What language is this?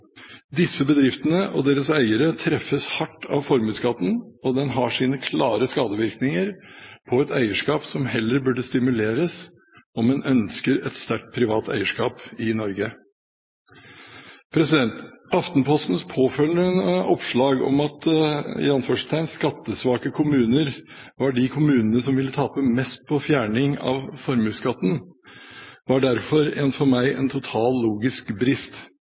Norwegian Bokmål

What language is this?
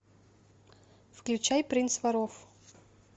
Russian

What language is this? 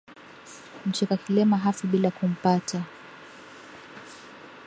Swahili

